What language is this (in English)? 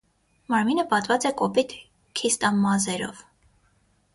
Armenian